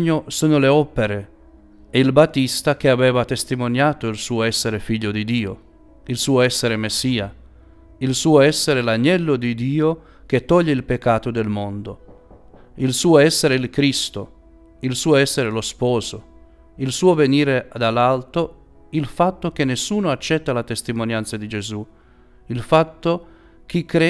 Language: Italian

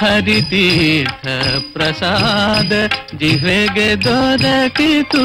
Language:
Kannada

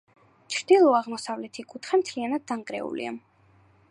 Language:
Georgian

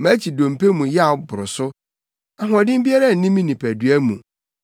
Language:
Akan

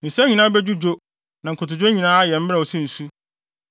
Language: Akan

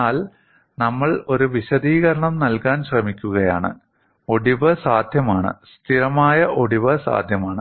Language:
Malayalam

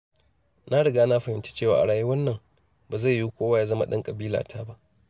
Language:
Hausa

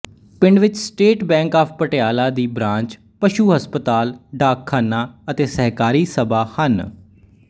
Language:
Punjabi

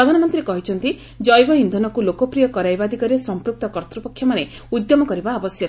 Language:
Odia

